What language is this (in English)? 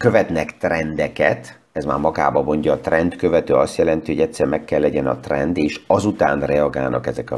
Hungarian